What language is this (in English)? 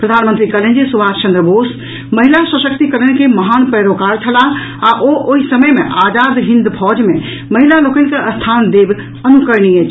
Maithili